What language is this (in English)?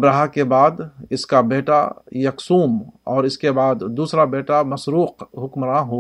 Urdu